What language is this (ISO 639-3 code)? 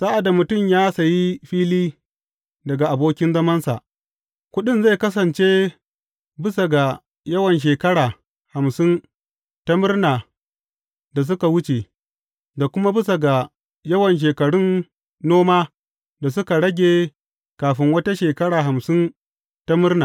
hau